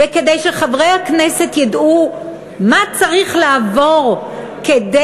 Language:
Hebrew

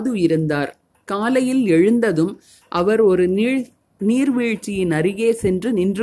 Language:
Tamil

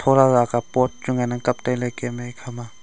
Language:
Wancho Naga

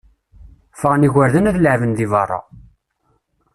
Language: Kabyle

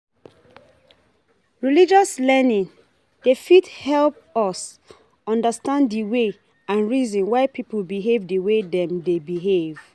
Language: Nigerian Pidgin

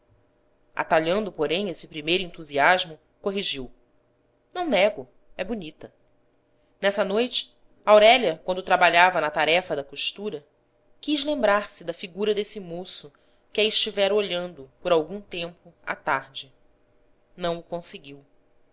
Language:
Portuguese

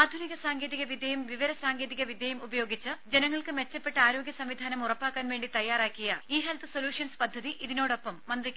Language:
Malayalam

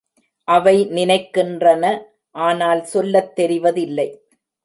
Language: Tamil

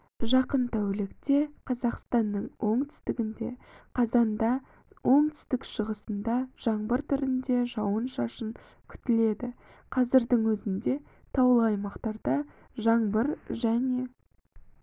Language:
Kazakh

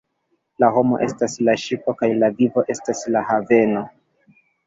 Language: Esperanto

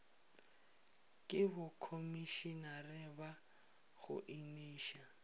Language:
Northern Sotho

